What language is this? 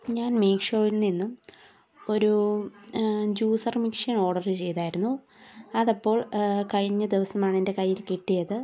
Malayalam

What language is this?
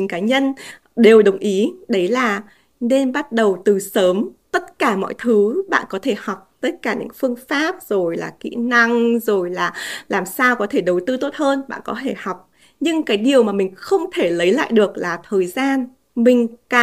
Vietnamese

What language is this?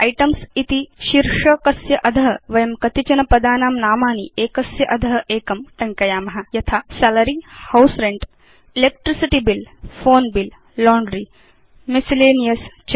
Sanskrit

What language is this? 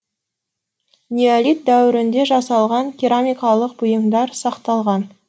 Kazakh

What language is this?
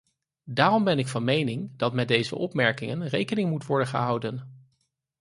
Dutch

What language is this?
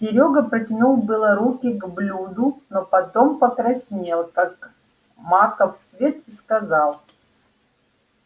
Russian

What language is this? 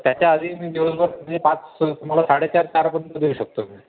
Marathi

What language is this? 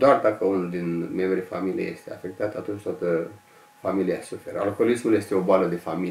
Romanian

